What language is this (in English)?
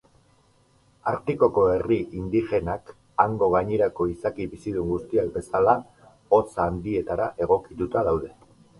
Basque